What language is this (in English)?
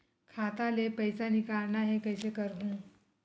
Chhattisgarhi